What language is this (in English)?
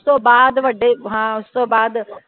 Punjabi